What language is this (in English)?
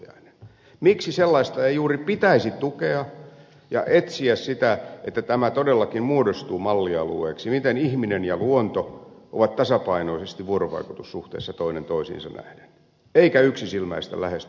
Finnish